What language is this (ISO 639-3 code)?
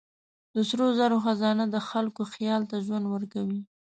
pus